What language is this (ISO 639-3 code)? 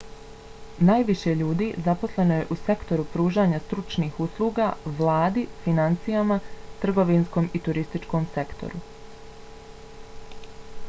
bos